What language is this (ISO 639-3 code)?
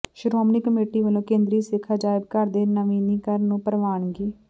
pan